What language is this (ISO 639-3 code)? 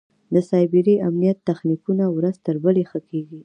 pus